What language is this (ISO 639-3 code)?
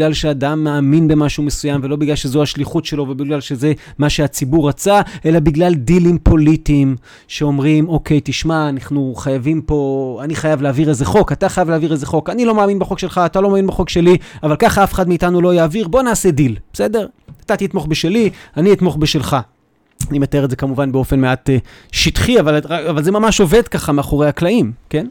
heb